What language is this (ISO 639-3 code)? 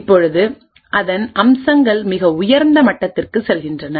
tam